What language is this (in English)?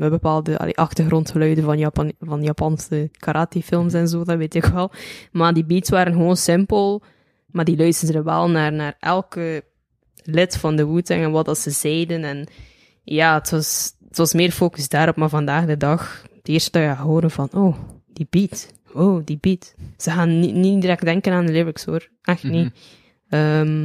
Dutch